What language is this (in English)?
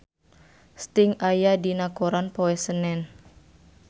Sundanese